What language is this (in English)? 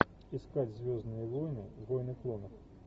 Russian